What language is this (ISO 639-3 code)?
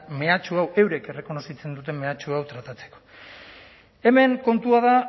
eus